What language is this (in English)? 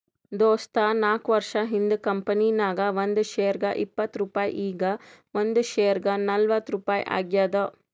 Kannada